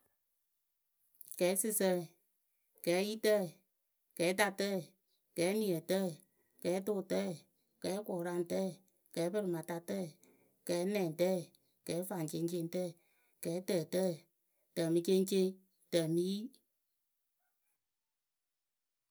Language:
Akebu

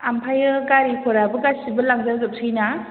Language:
Bodo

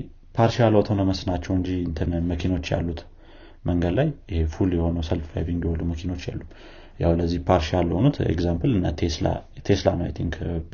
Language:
Amharic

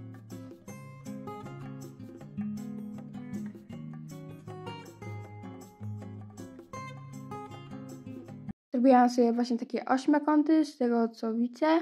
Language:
Polish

